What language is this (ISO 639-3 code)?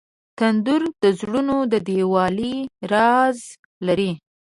pus